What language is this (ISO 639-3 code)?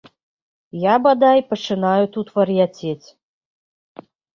bel